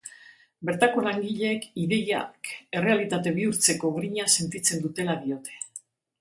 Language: Basque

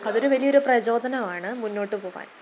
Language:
Malayalam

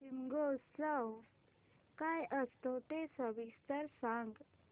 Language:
Marathi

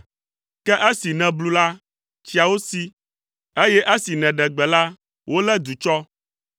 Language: Ewe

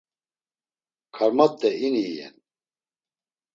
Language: Laz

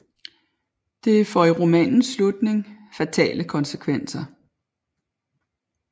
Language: Danish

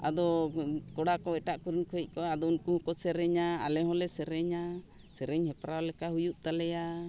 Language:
Santali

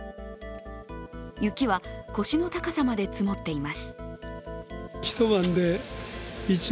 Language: Japanese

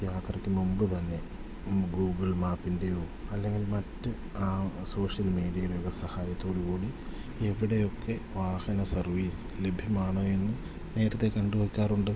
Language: Malayalam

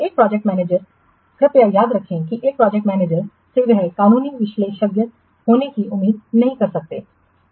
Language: Hindi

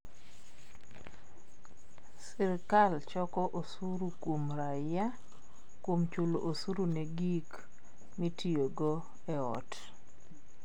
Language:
Luo (Kenya and Tanzania)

